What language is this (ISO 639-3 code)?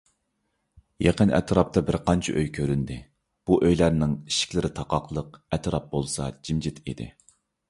uig